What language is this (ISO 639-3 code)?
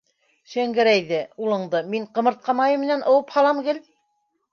bak